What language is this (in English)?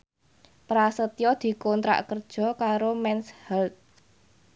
Javanese